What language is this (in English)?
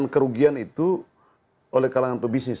Indonesian